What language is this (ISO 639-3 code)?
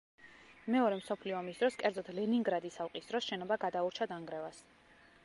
kat